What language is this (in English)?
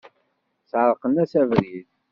Kabyle